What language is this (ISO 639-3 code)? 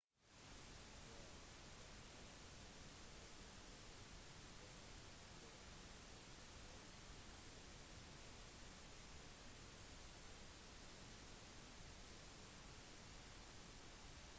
nob